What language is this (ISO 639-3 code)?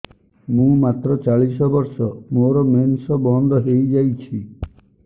ori